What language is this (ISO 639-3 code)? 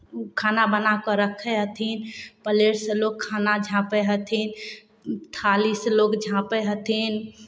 mai